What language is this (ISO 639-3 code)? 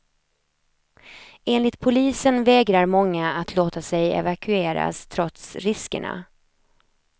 swe